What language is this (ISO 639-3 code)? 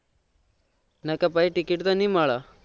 guj